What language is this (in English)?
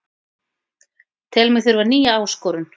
Icelandic